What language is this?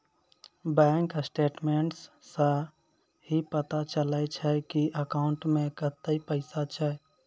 Maithili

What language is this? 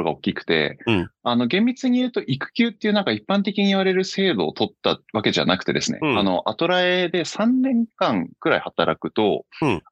Japanese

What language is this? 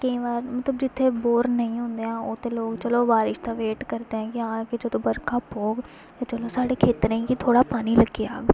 Dogri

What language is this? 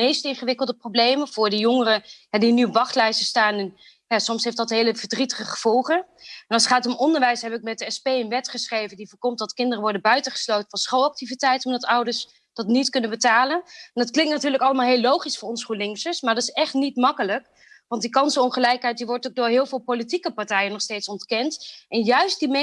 Dutch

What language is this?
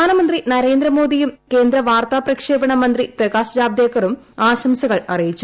Malayalam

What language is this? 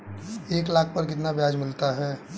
Hindi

